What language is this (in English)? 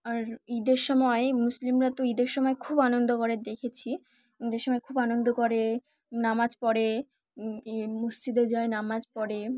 Bangla